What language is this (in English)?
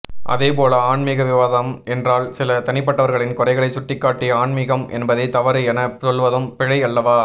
Tamil